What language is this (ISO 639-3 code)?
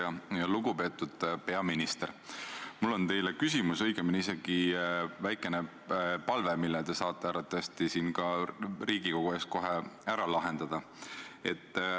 est